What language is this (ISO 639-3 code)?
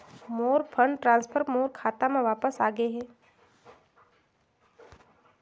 hne